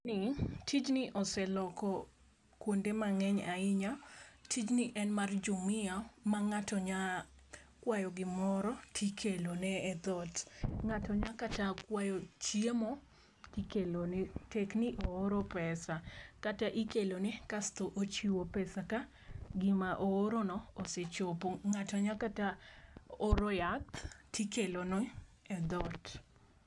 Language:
Luo (Kenya and Tanzania)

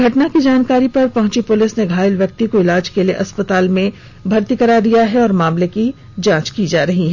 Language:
Hindi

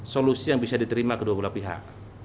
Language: Indonesian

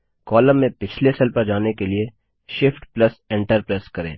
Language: Hindi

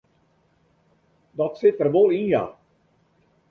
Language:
Western Frisian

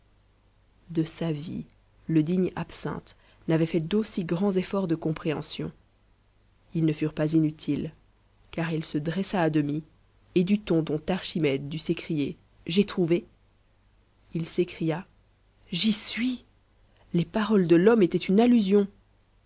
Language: French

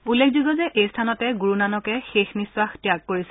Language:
Assamese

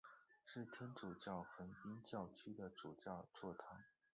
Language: Chinese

